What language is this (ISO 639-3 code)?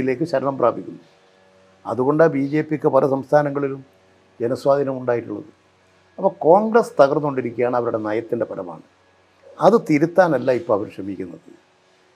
mal